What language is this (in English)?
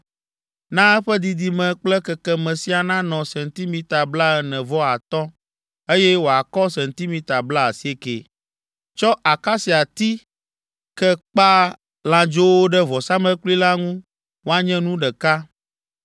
Ewe